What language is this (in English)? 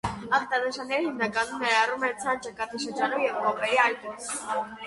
Armenian